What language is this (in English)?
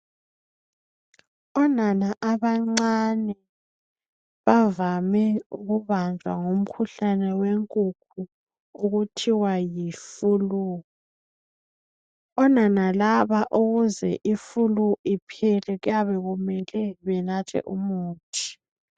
North Ndebele